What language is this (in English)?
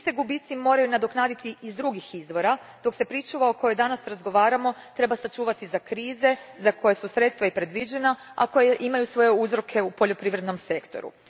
Croatian